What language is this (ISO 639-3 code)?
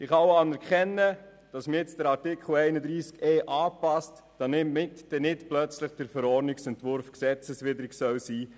gsw